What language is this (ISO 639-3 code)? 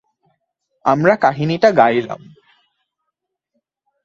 ben